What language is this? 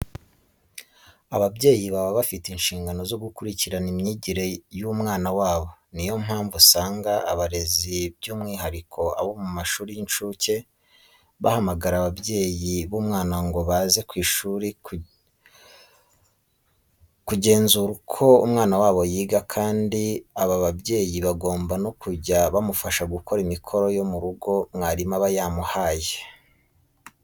Kinyarwanda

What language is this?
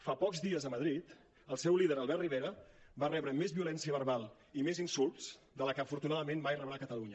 Catalan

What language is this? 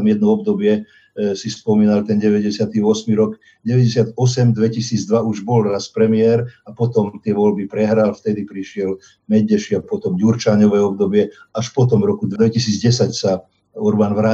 Slovak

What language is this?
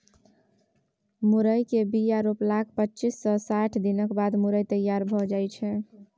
Maithili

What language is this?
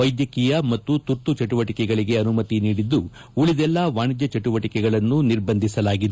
Kannada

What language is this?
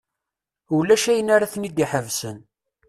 Kabyle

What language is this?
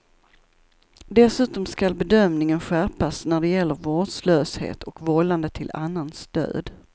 Swedish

